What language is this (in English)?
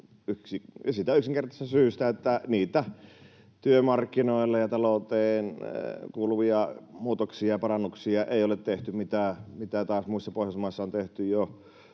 Finnish